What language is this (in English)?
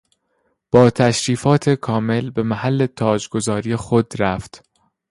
Persian